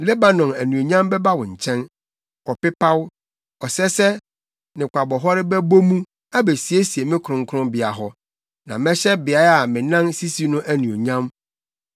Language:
Akan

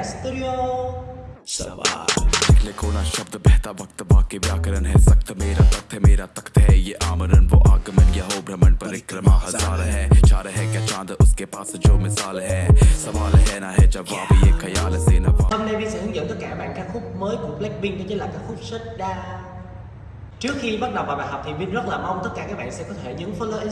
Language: Vietnamese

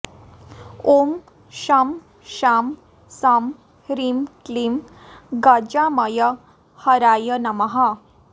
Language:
Sanskrit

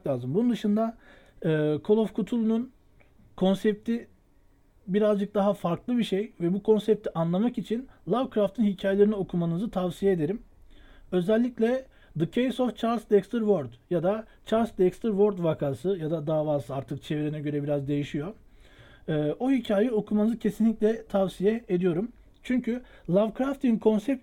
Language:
Turkish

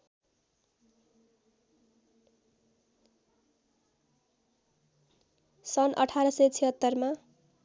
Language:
Nepali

